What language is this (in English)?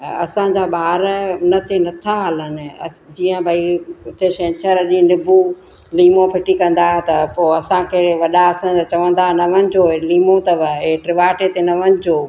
Sindhi